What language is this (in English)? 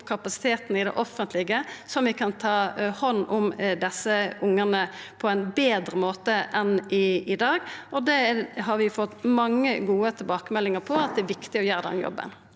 Norwegian